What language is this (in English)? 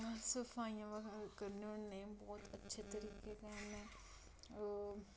Dogri